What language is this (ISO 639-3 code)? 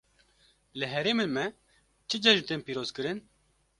kur